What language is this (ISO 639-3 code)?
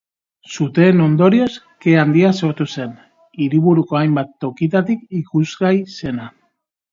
eus